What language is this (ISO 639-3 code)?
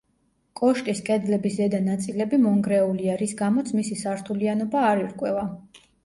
kat